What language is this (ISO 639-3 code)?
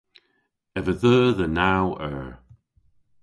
cor